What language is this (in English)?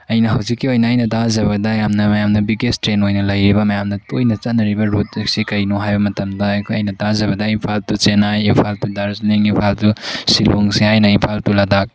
Manipuri